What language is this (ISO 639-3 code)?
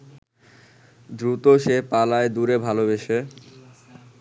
ben